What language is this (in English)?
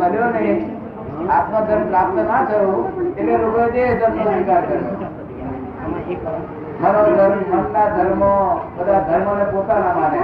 Gujarati